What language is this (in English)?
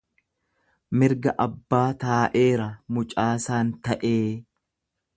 Oromo